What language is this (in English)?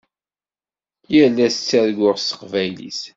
Kabyle